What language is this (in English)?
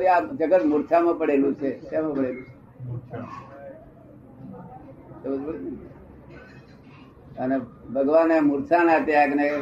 Gujarati